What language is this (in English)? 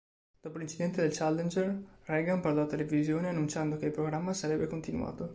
Italian